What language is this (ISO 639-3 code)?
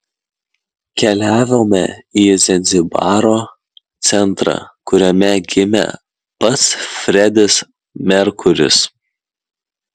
lit